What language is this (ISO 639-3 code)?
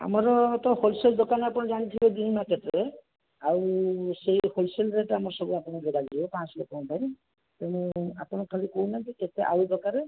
ori